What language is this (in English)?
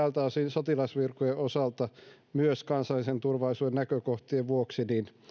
Finnish